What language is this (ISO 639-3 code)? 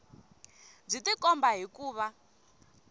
tso